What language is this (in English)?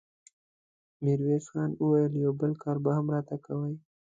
Pashto